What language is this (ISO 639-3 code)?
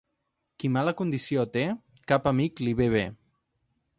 cat